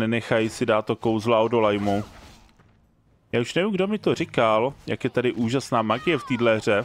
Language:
Czech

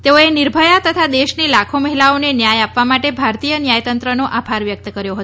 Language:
Gujarati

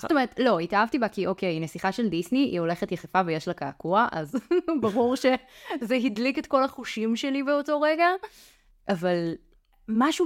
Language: Hebrew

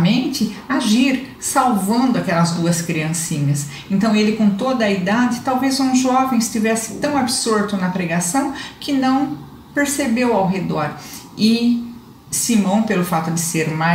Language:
Portuguese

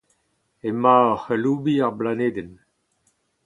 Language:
Breton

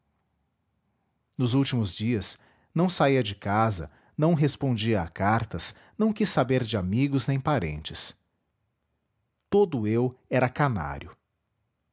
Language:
Portuguese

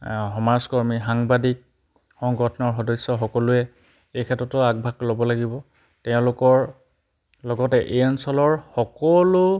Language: Assamese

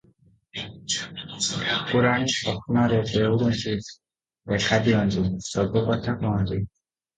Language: Odia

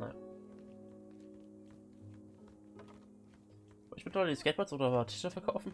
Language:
German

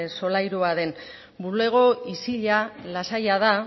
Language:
Basque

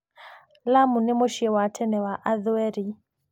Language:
Kikuyu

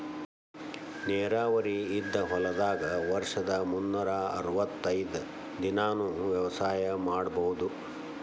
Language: Kannada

